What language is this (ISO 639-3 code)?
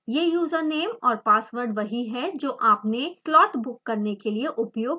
hin